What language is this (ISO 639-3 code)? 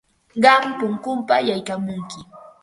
qva